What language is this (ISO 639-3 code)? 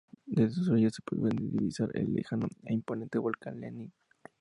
spa